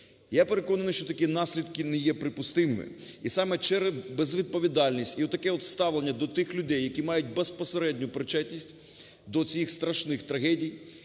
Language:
Ukrainian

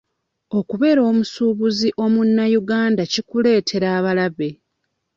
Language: Ganda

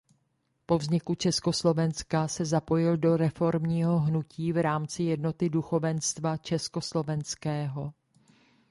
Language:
Czech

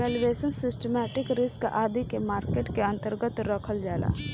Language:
Bhojpuri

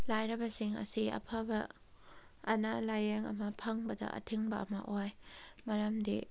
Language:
Manipuri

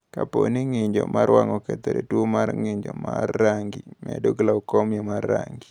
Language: Luo (Kenya and Tanzania)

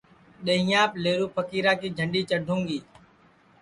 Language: Sansi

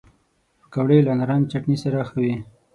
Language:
Pashto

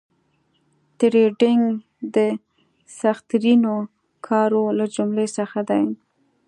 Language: Pashto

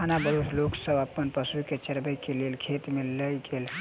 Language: Maithili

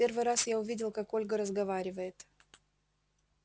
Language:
Russian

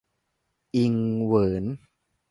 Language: Thai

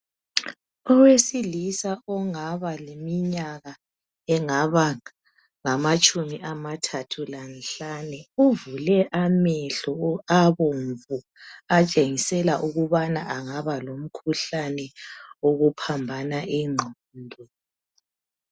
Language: North Ndebele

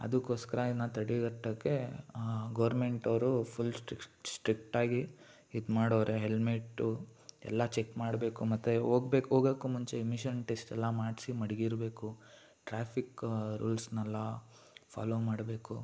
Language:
Kannada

